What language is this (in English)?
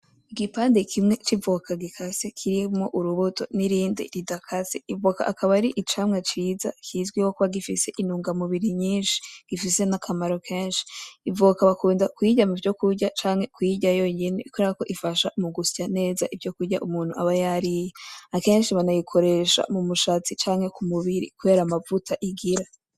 Rundi